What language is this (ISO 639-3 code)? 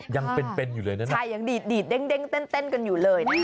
tha